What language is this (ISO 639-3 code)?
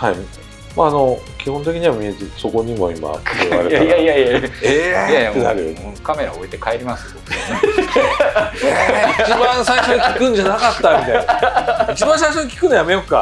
jpn